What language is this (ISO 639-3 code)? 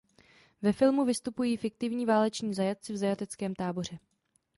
ces